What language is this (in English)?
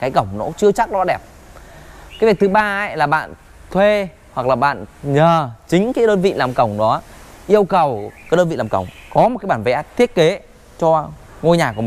Vietnamese